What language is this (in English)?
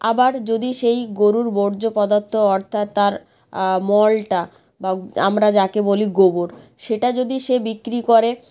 Bangla